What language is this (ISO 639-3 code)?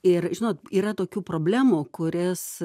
lit